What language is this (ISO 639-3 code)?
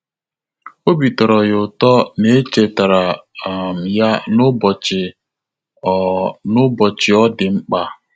ibo